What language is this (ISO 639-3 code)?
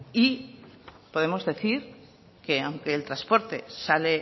spa